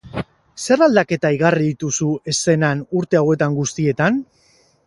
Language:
Basque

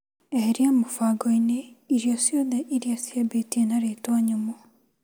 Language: Kikuyu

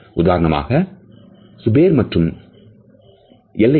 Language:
Tamil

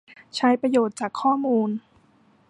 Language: Thai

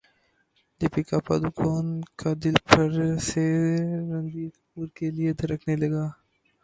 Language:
Urdu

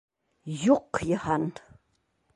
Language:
Bashkir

